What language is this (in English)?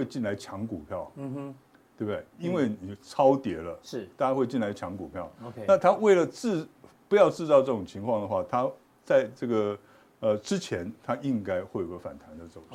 Chinese